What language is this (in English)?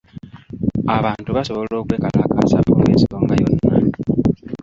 Ganda